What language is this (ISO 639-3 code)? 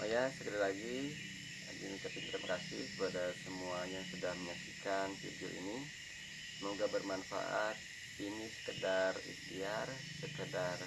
ind